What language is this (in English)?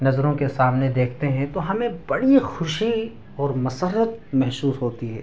Urdu